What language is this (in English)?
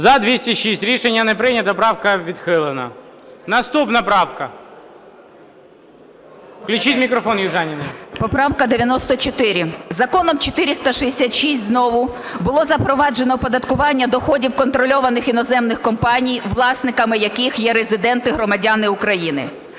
Ukrainian